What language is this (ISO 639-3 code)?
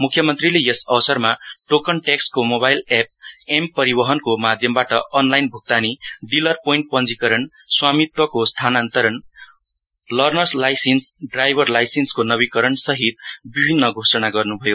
nep